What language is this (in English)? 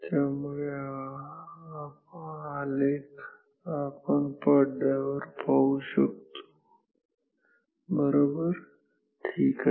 Marathi